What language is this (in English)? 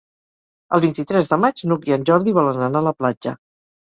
Catalan